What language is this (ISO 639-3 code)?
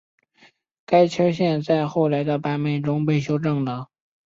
zho